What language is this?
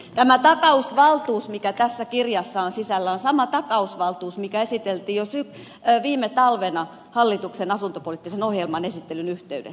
Finnish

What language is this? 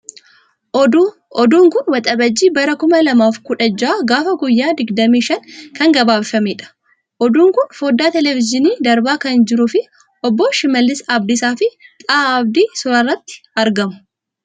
Oromo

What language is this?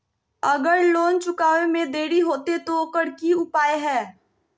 Magahi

